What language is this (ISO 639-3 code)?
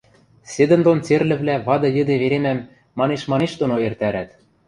mrj